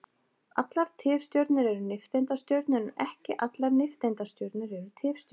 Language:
Icelandic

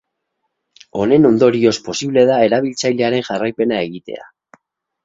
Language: Basque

